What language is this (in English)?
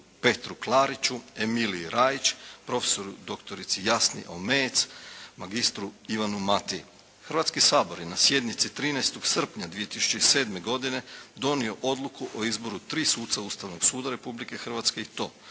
Croatian